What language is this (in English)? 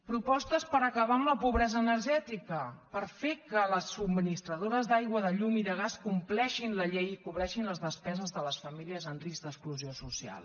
Catalan